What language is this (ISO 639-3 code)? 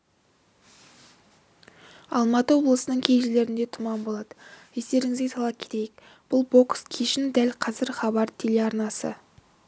kaz